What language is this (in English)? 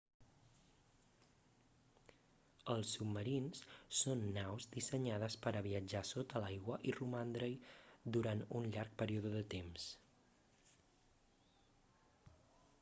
Catalan